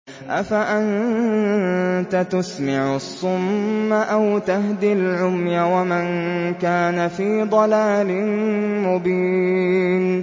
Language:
Arabic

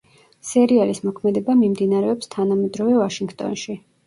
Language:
Georgian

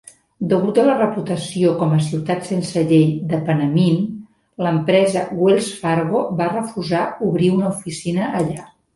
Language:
Catalan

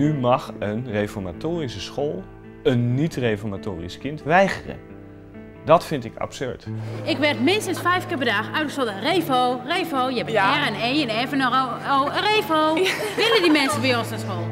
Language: Dutch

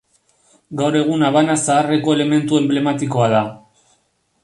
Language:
Basque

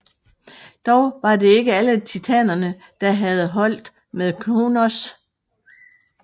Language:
Danish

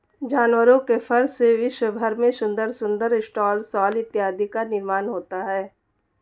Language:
Hindi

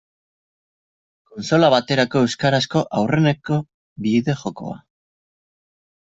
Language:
Basque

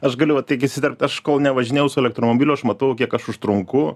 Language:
Lithuanian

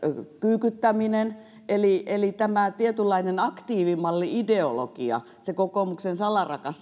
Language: Finnish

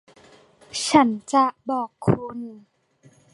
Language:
Thai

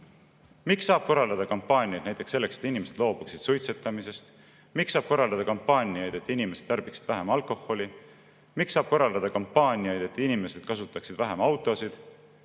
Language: Estonian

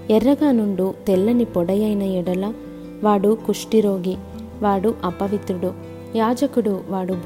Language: Telugu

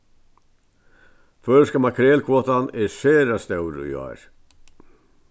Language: Faroese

